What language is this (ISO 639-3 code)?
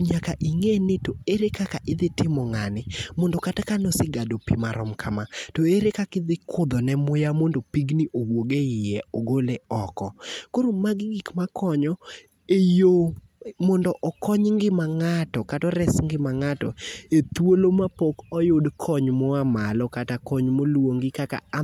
luo